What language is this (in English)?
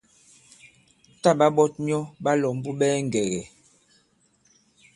Bankon